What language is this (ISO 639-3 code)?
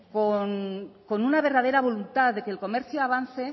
spa